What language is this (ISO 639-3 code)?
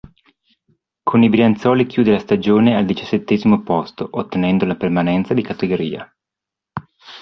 ita